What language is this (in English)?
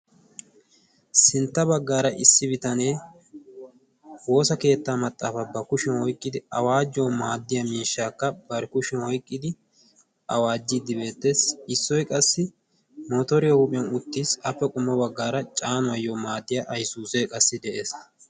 Wolaytta